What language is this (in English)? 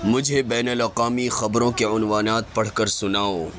Urdu